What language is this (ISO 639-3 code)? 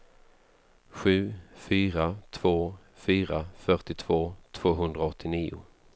swe